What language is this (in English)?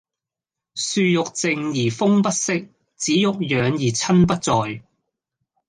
Cantonese